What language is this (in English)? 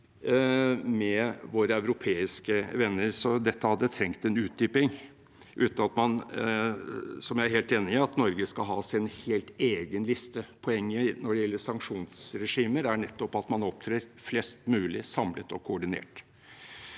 Norwegian